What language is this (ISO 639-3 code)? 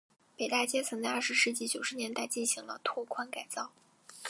zho